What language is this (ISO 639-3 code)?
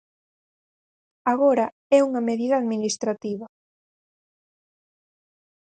glg